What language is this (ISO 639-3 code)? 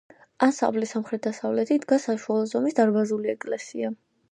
kat